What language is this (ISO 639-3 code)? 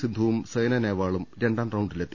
mal